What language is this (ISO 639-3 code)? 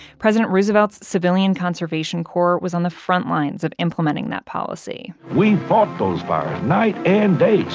eng